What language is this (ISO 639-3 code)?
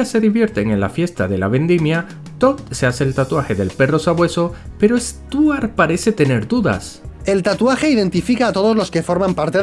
spa